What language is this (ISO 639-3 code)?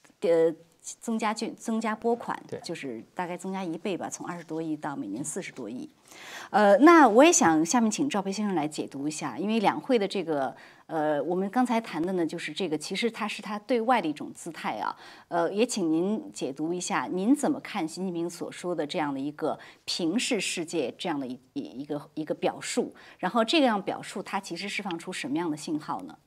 zho